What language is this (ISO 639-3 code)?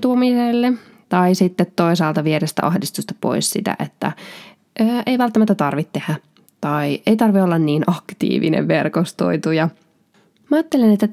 fin